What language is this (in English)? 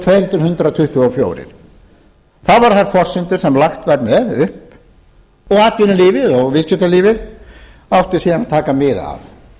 Icelandic